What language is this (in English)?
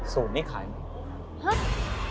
Thai